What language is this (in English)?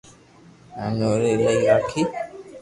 Loarki